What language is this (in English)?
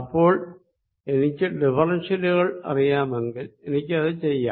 Malayalam